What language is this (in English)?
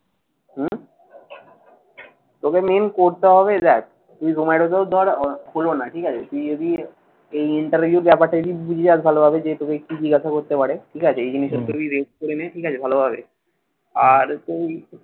Bangla